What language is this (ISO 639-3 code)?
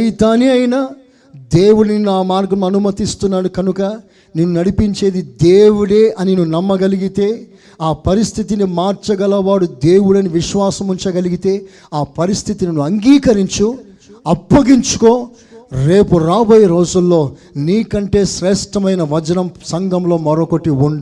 tel